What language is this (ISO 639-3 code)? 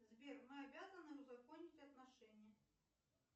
rus